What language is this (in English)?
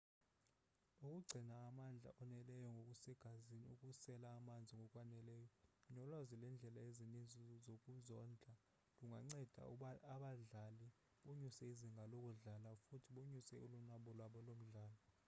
Xhosa